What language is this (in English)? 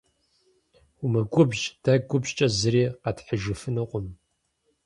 Kabardian